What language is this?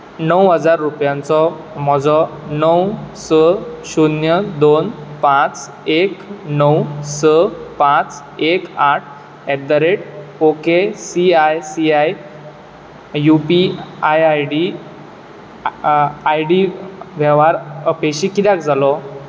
Konkani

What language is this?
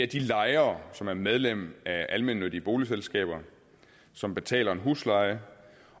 Danish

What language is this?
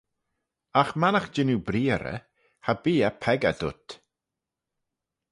Manx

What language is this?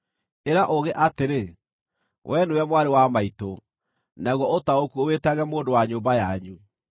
Kikuyu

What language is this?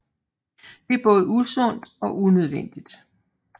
Danish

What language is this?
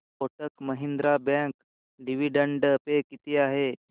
Marathi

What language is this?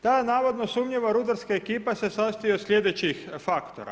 Croatian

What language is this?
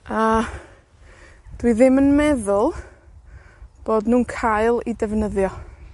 Welsh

